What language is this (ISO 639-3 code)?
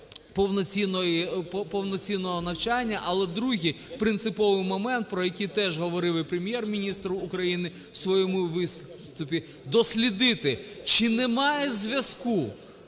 ukr